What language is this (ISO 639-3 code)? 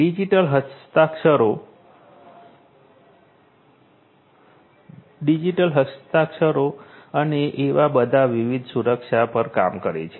guj